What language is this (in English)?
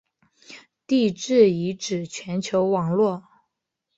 Chinese